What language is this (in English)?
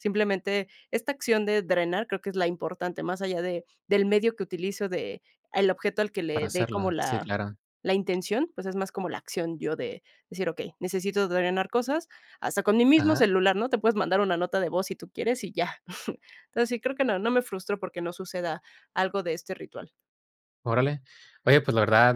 Spanish